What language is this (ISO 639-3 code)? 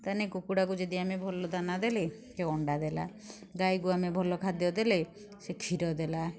ori